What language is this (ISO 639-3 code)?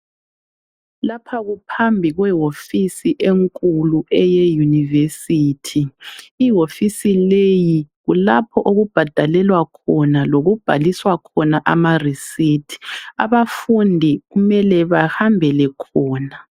nde